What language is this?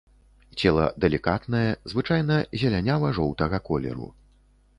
Belarusian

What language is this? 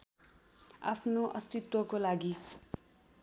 Nepali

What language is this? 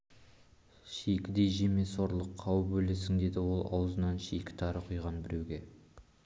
Kazakh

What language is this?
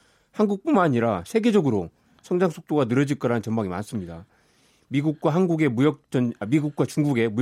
Korean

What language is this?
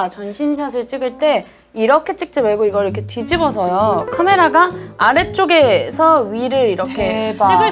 Korean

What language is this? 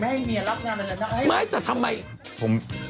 Thai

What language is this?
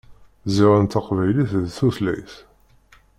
Kabyle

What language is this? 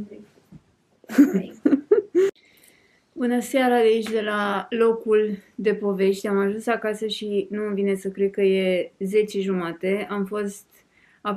Romanian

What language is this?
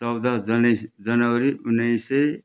Nepali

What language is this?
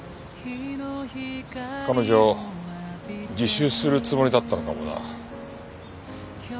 Japanese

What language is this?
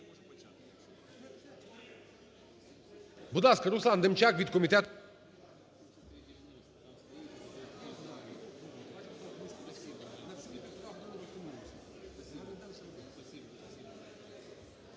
Ukrainian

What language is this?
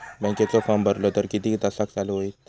Marathi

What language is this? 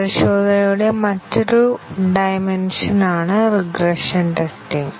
Malayalam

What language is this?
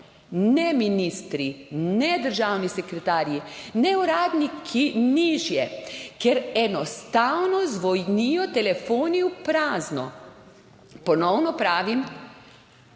Slovenian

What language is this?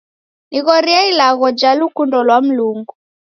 Taita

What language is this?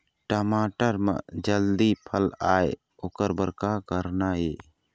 Chhattisgarhi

